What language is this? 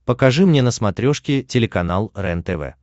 Russian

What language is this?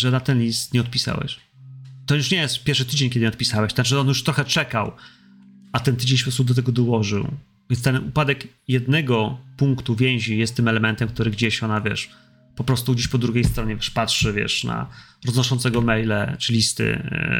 Polish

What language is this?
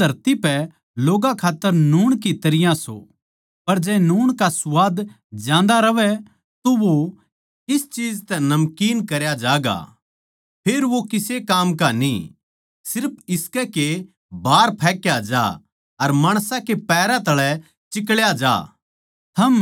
Haryanvi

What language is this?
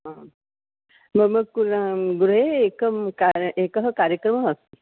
Sanskrit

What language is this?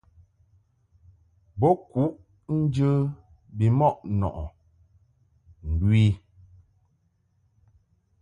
Mungaka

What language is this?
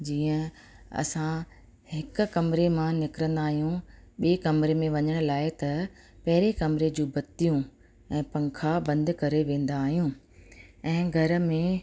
Sindhi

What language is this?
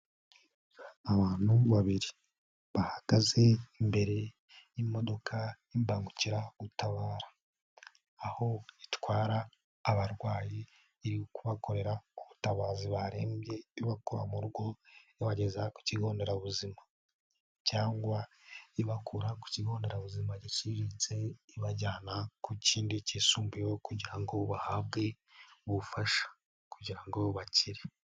Kinyarwanda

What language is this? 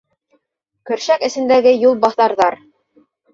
Bashkir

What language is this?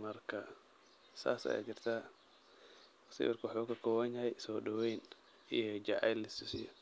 Somali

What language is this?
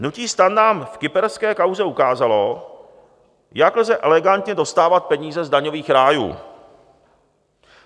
Czech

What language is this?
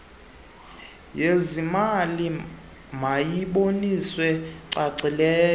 Xhosa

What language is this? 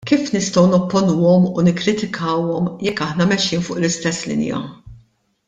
Maltese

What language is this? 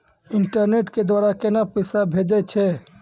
Maithili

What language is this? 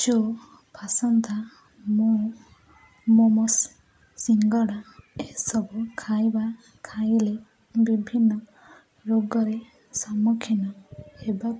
Odia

